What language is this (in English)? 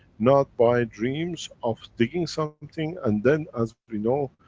English